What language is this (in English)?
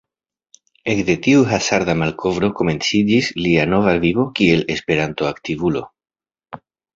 Esperanto